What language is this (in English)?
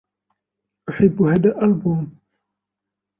Arabic